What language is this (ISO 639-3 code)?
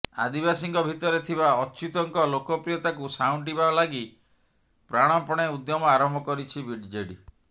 ori